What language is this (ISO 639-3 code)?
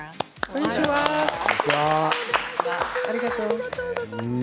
jpn